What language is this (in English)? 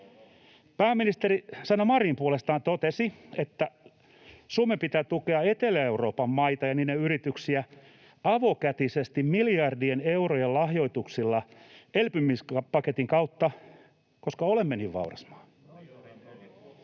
Finnish